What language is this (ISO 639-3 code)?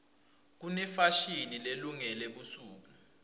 ssw